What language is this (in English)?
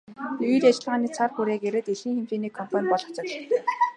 Mongolian